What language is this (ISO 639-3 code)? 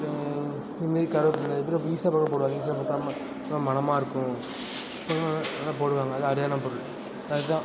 tam